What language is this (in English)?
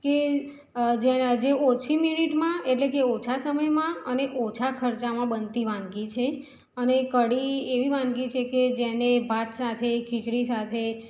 Gujarati